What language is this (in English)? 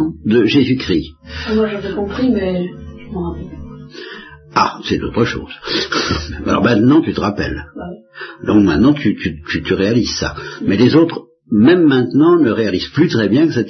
French